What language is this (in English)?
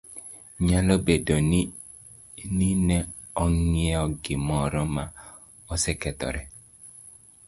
Luo (Kenya and Tanzania)